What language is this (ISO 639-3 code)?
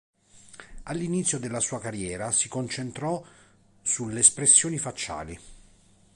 ita